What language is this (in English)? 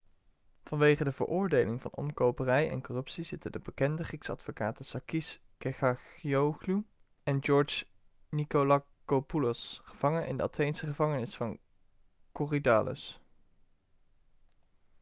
Dutch